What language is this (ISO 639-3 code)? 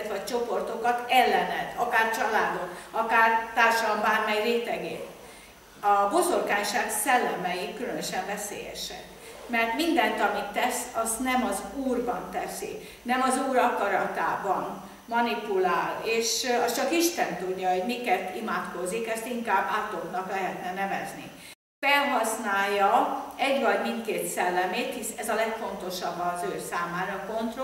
hun